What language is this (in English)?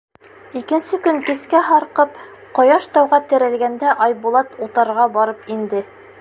Bashkir